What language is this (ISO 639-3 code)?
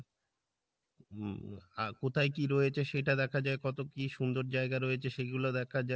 ben